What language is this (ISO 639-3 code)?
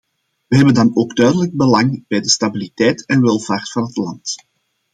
nld